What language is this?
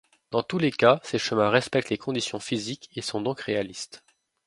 French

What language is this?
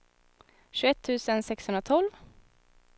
Swedish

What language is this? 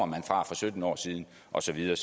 Danish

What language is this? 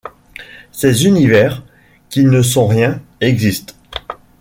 French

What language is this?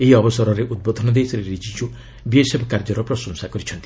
Odia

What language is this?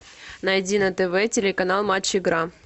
Russian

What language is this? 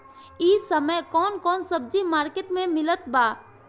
Bhojpuri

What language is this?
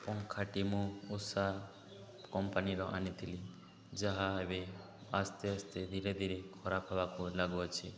Odia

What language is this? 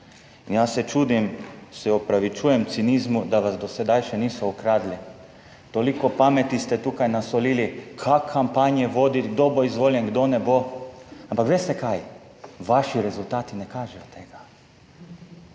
Slovenian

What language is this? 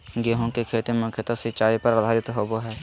Magahi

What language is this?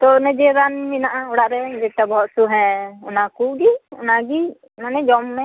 Santali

